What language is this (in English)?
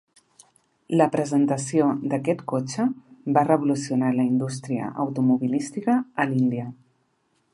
Catalan